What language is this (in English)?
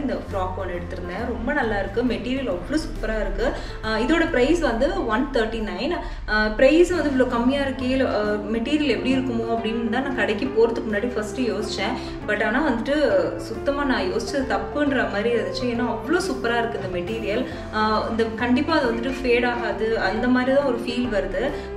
Romanian